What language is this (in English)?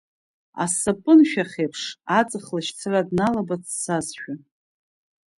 Abkhazian